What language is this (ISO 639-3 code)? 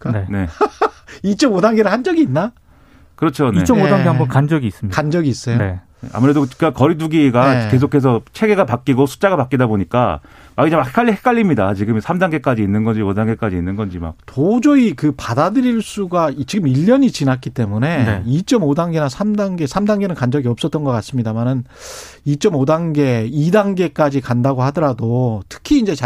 kor